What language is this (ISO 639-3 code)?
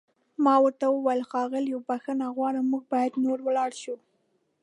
pus